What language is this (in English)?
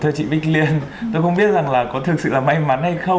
Vietnamese